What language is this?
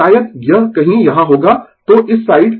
Hindi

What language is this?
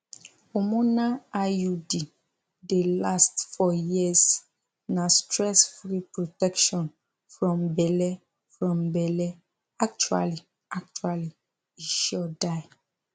Nigerian Pidgin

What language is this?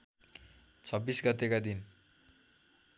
Nepali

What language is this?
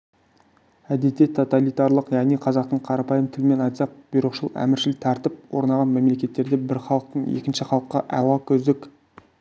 Kazakh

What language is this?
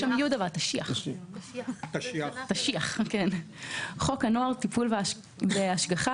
Hebrew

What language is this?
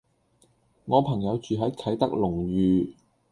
Cantonese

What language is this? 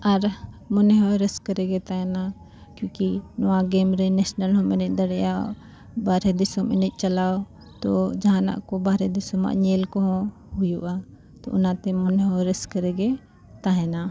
Santali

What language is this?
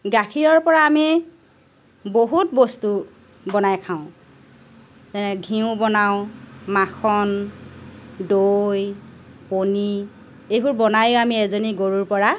Assamese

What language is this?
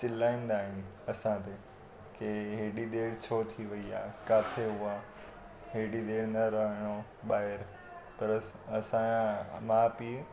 Sindhi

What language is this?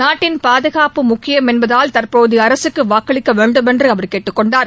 Tamil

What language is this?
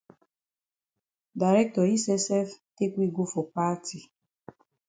Cameroon Pidgin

